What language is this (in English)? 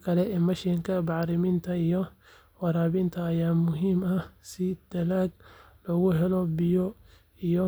Somali